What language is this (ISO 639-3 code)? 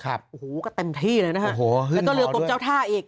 tha